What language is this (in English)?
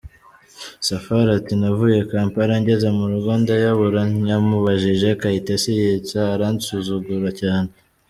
Kinyarwanda